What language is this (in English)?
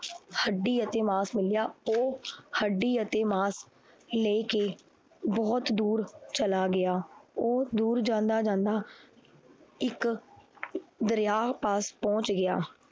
Punjabi